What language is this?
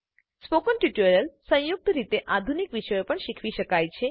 Gujarati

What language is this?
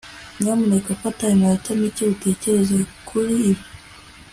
Kinyarwanda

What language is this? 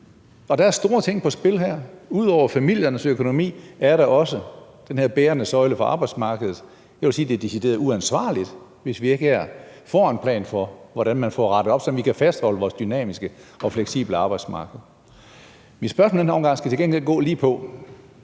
Danish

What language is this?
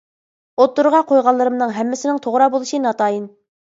Uyghur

